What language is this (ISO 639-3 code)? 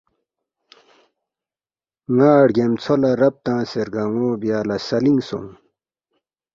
bft